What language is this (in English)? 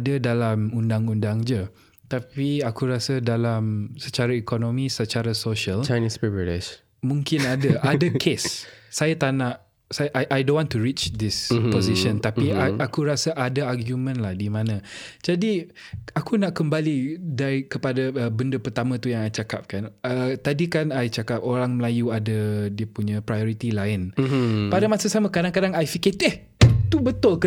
Malay